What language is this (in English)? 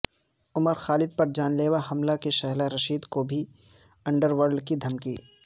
Urdu